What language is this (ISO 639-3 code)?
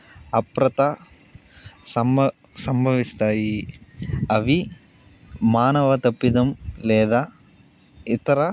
tel